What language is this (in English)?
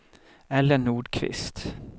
Swedish